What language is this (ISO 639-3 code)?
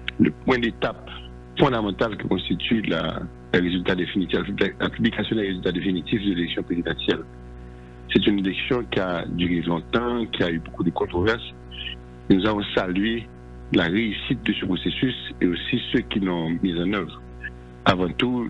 fra